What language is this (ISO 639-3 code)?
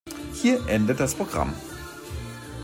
deu